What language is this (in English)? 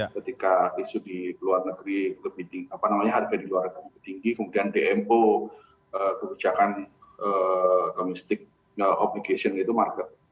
Indonesian